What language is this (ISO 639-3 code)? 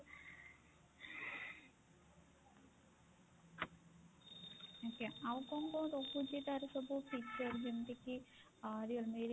ori